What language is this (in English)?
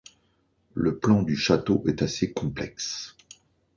French